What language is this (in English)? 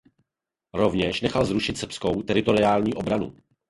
Czech